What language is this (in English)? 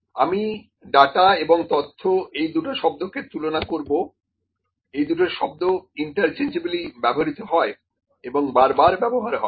Bangla